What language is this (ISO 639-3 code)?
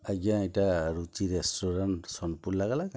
ori